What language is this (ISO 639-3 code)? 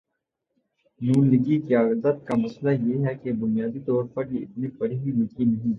urd